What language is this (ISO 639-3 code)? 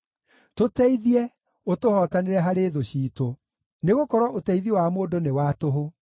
kik